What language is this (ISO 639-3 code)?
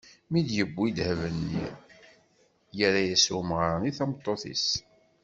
kab